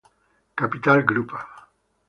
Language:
Italian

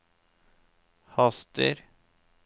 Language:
Norwegian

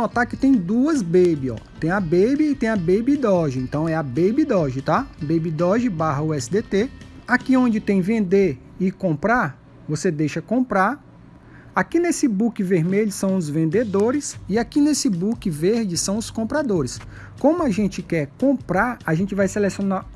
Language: Portuguese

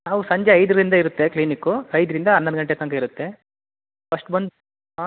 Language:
Kannada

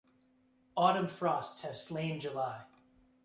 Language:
English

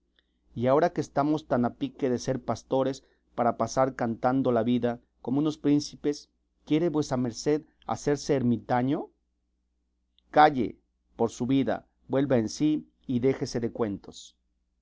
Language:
Spanish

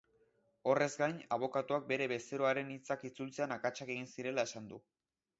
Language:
Basque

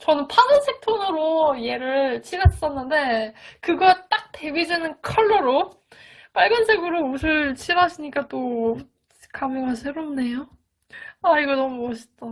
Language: Korean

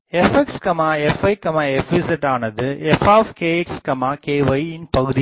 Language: Tamil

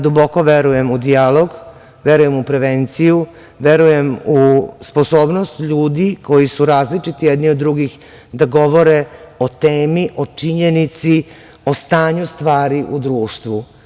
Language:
Serbian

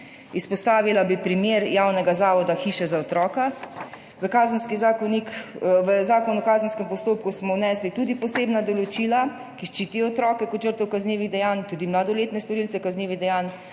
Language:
Slovenian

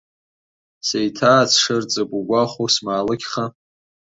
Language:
Abkhazian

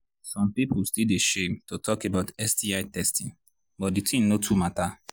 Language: Nigerian Pidgin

